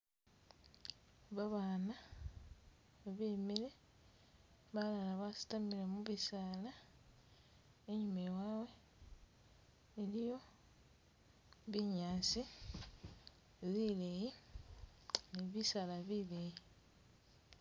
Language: Masaaba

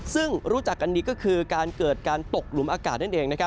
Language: Thai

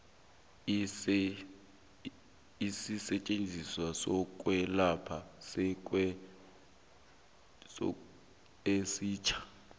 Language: South Ndebele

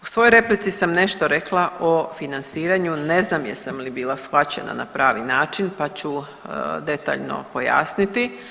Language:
Croatian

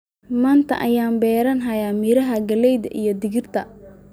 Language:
Somali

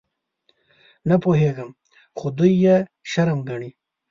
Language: Pashto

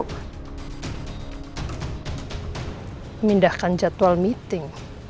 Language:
Indonesian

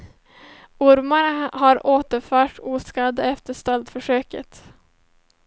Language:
Swedish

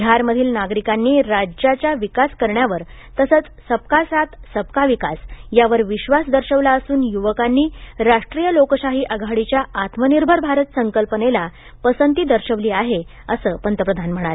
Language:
Marathi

